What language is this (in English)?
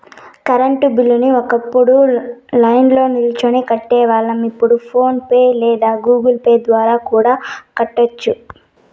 Telugu